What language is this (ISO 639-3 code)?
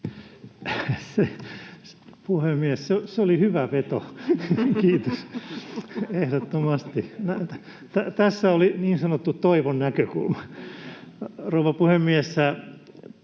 fin